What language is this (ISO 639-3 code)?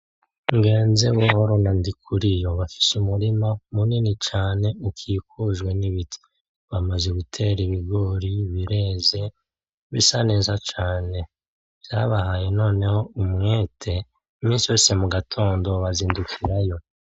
run